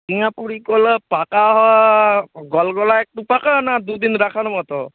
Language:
Bangla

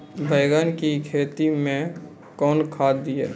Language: Maithili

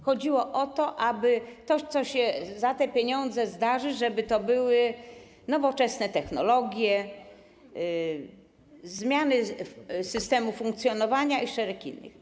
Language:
Polish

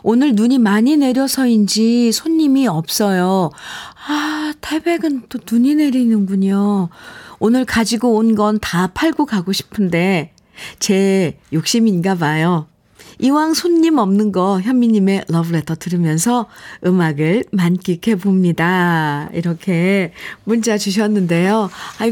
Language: Korean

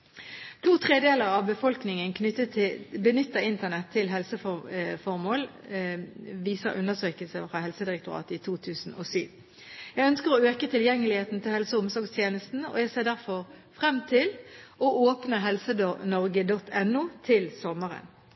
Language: Norwegian Bokmål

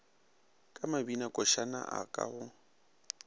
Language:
Northern Sotho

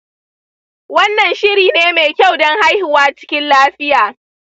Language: Hausa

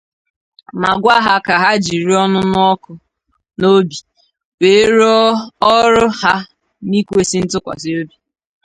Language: Igbo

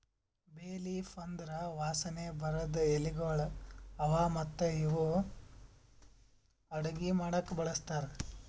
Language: Kannada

